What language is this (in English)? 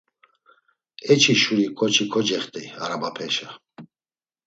Laz